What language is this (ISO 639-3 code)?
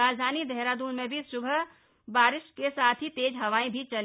hin